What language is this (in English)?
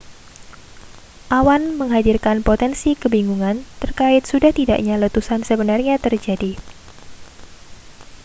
Indonesian